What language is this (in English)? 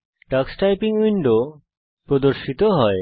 Bangla